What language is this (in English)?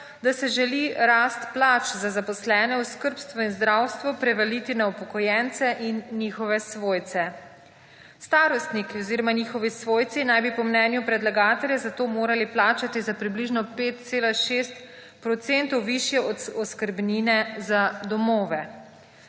Slovenian